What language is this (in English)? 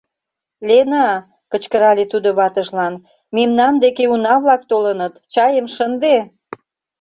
Mari